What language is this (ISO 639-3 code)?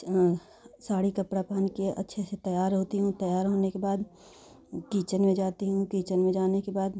hin